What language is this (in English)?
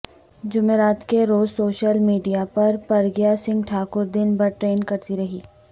Urdu